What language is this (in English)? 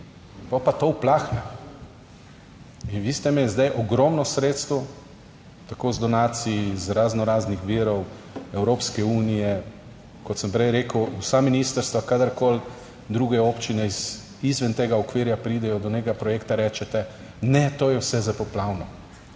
Slovenian